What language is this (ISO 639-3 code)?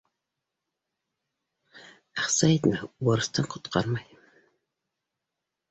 bak